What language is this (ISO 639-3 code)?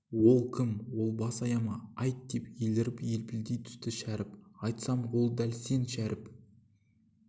kaz